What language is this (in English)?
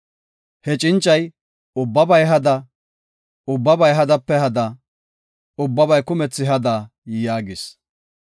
Gofa